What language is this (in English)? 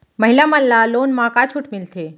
Chhattisgarhi